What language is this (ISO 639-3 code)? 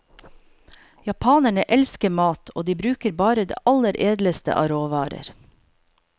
nor